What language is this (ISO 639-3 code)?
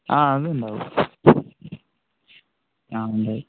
mal